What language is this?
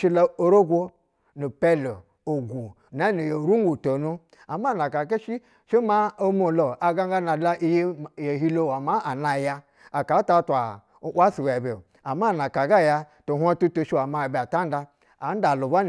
Basa (Nigeria)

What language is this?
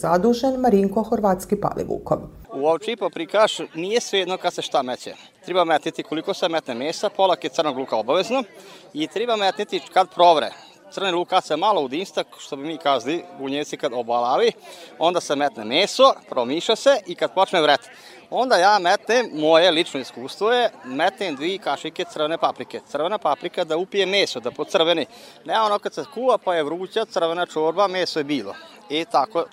Croatian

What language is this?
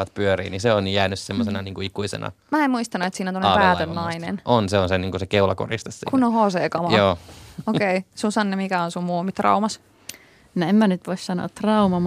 Finnish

